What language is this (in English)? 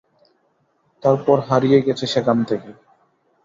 Bangla